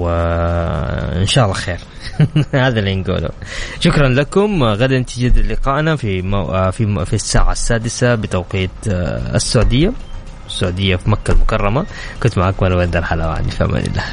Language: Arabic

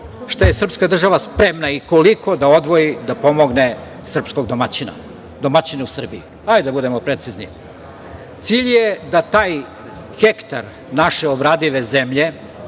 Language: Serbian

